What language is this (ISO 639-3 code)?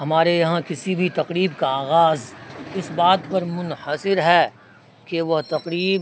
urd